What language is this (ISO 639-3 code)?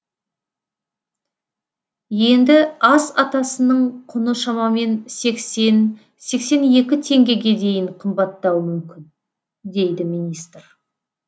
kaz